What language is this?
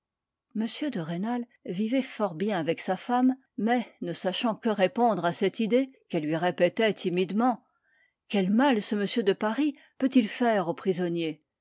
French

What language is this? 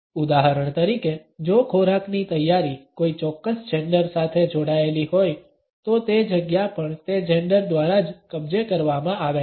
Gujarati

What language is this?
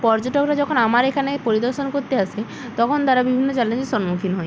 Bangla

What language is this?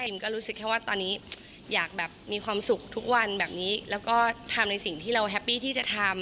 Thai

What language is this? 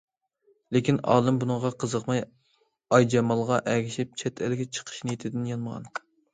Uyghur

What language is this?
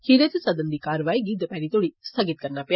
Dogri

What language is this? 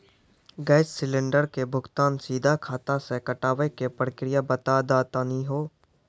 Maithili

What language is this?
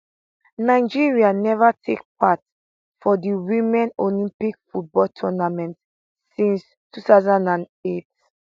Nigerian Pidgin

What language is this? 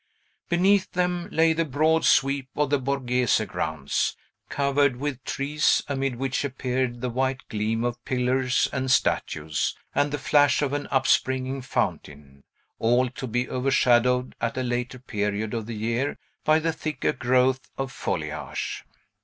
English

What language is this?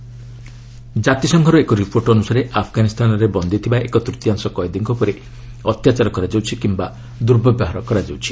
Odia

